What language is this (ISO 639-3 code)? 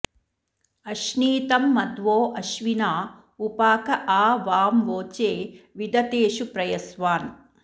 san